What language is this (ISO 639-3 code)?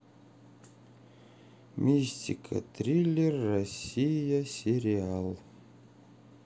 rus